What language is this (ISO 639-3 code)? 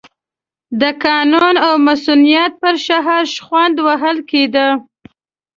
pus